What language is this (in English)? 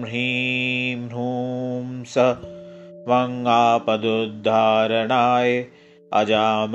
Hindi